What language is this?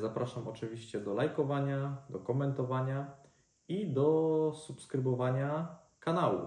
Polish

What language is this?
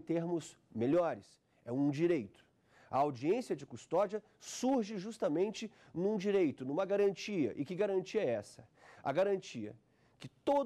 Portuguese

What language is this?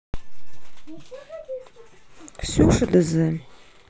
Russian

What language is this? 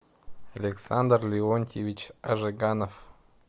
Russian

